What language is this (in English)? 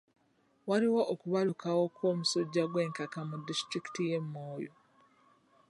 Ganda